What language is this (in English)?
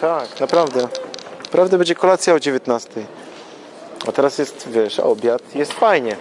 Polish